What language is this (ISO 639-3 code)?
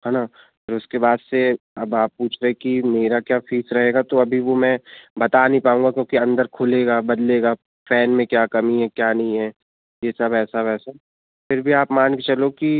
hin